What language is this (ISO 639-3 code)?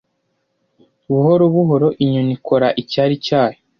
kin